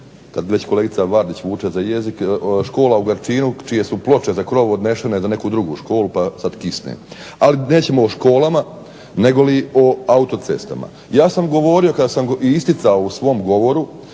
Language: Croatian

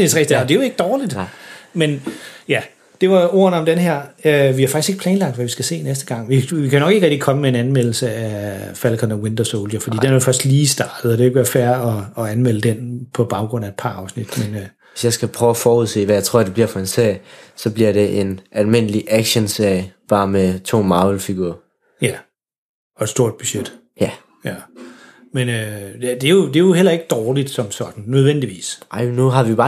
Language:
Danish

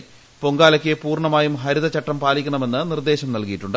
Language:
Malayalam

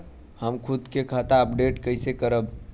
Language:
Bhojpuri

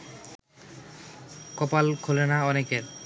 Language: Bangla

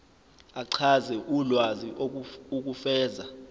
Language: Zulu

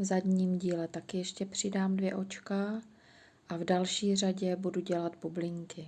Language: Czech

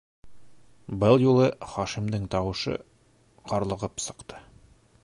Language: Bashkir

